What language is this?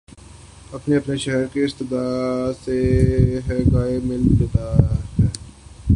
Urdu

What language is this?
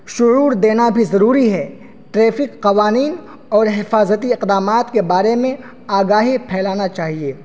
Urdu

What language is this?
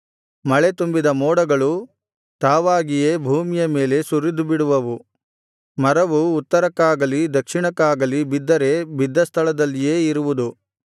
Kannada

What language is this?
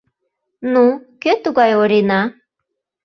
Mari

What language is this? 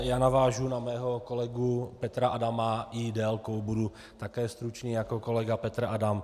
Czech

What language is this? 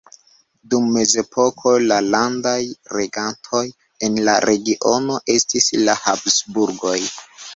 Esperanto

